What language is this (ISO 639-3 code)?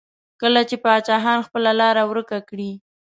pus